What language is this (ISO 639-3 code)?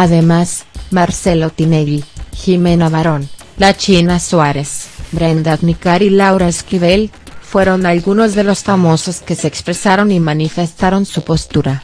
spa